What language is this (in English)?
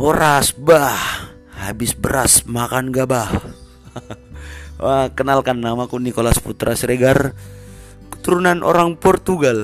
Indonesian